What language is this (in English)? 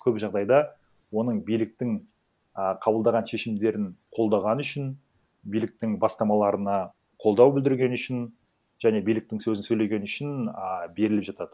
Kazakh